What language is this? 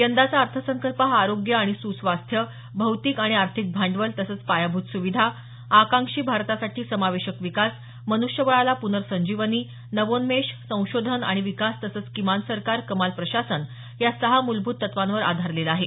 Marathi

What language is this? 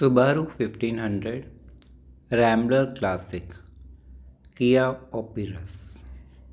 Sindhi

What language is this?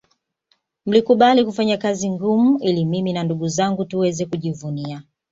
Swahili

